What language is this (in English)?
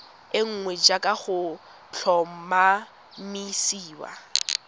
Tswana